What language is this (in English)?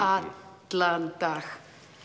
Icelandic